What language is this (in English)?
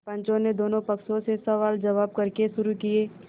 Hindi